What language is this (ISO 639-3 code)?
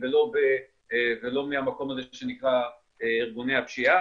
heb